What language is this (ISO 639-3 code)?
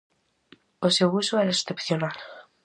glg